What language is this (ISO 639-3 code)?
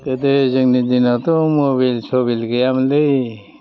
brx